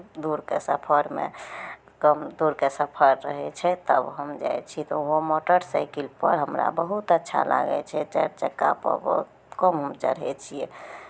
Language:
Maithili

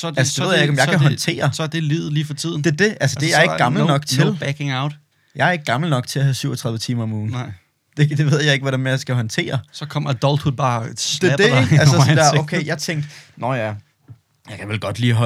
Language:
Danish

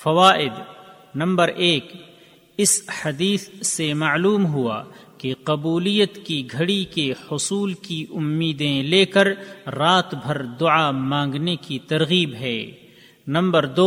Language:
Urdu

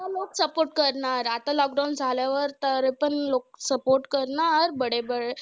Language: Marathi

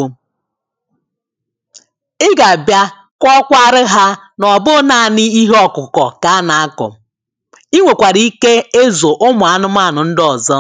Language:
Igbo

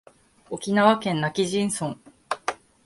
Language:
Japanese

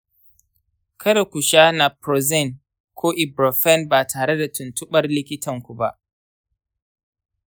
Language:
Hausa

